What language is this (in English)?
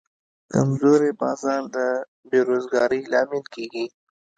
Pashto